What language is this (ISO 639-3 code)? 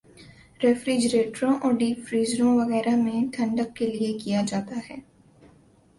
urd